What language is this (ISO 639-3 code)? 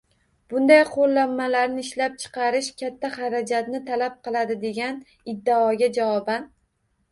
uzb